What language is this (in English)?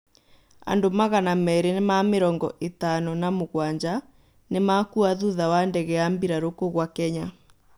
Kikuyu